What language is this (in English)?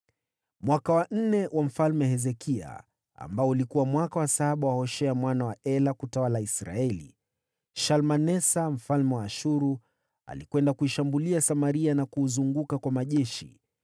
Swahili